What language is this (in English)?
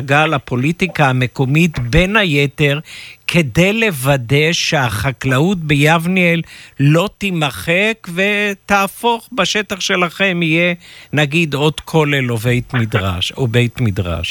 Hebrew